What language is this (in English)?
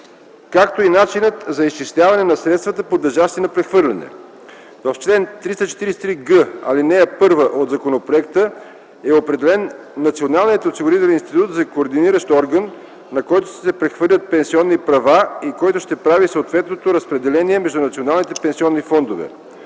Bulgarian